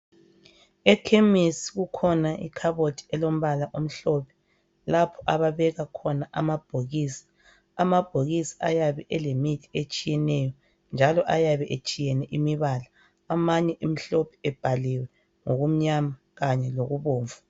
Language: North Ndebele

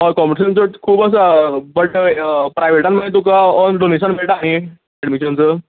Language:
Konkani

